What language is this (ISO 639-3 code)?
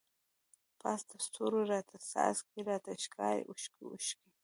pus